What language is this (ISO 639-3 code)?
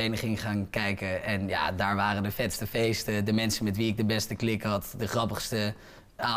nld